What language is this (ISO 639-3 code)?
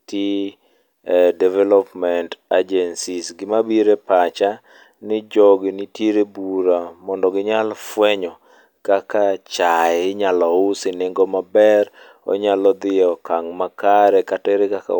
luo